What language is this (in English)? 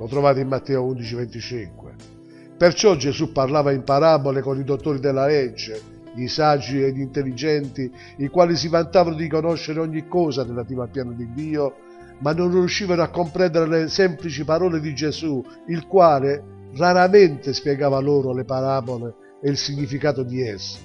Italian